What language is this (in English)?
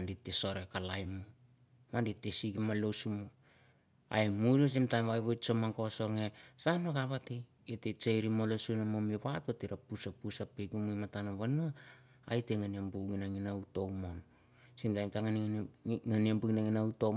Mandara